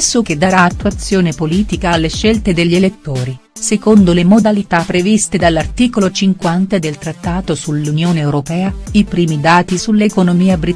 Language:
Italian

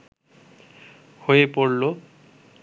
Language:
Bangla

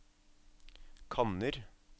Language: Norwegian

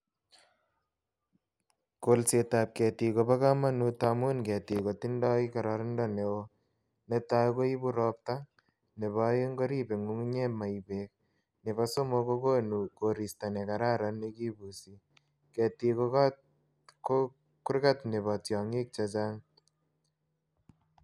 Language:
Kalenjin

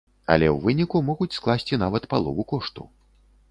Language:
Belarusian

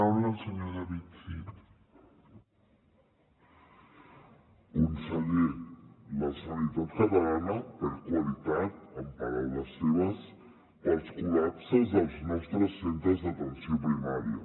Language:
Catalan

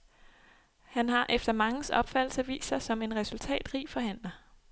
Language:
Danish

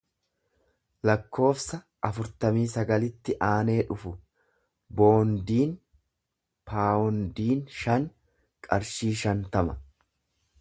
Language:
Oromo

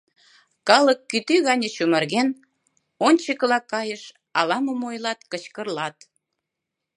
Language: Mari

